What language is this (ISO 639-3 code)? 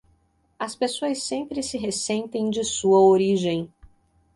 por